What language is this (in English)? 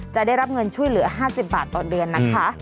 Thai